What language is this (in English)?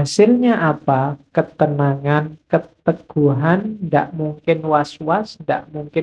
Indonesian